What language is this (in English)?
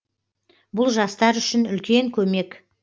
Kazakh